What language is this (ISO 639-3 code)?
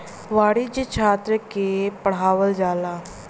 bho